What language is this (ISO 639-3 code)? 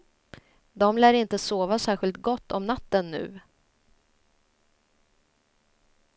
swe